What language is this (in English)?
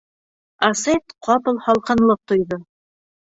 Bashkir